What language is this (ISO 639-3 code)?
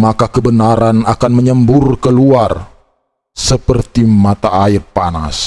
ind